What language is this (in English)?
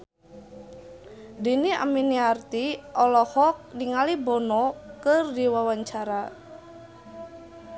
Sundanese